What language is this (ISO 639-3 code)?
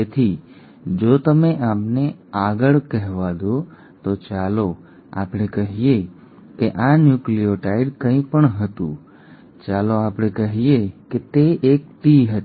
guj